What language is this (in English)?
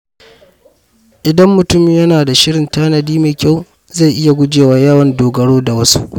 Hausa